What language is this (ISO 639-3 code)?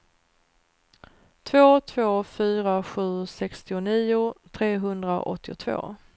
swe